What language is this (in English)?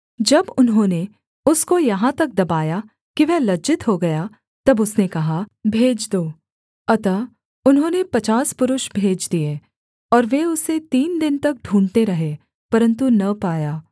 Hindi